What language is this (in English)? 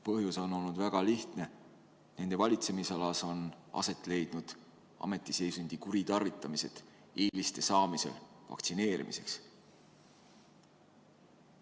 Estonian